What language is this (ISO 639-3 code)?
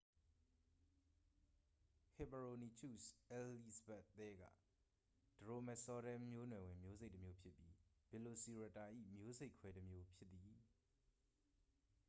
mya